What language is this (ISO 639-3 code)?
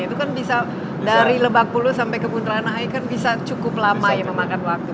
ind